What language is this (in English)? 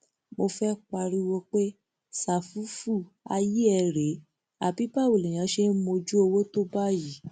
Yoruba